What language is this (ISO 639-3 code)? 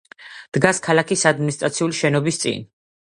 kat